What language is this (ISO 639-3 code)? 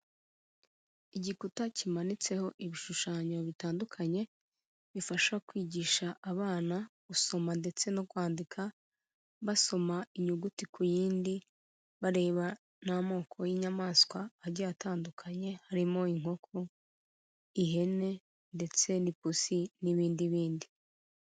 kin